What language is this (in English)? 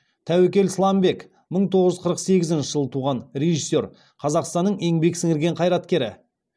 Kazakh